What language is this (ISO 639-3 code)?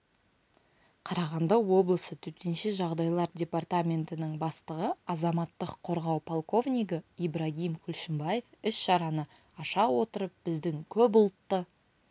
kaz